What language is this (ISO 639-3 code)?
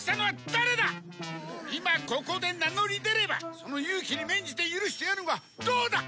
jpn